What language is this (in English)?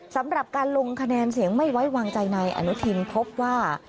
Thai